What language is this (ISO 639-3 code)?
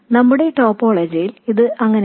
mal